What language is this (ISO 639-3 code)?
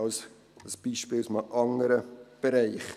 gsw